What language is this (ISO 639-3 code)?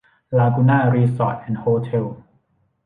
tha